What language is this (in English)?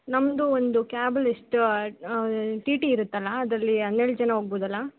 Kannada